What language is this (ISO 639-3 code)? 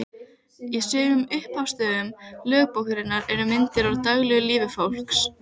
isl